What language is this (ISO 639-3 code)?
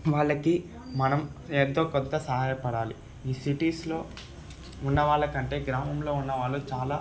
tel